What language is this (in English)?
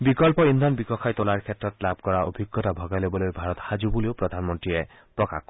Assamese